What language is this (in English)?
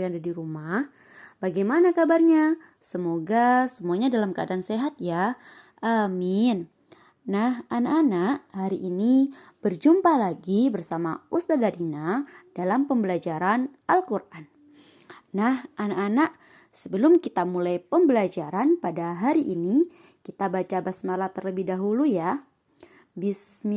Indonesian